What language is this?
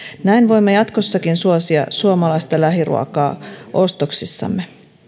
Finnish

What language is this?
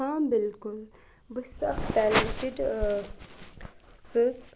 Kashmiri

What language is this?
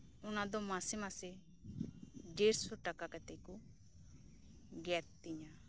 Santali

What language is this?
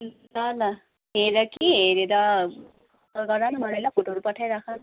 Nepali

